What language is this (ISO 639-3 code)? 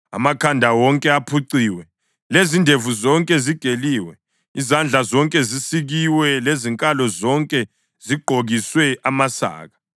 nde